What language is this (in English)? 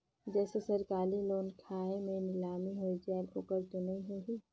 Chhattisgarhi